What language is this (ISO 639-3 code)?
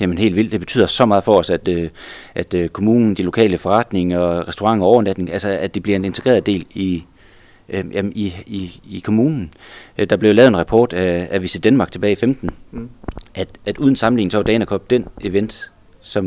dan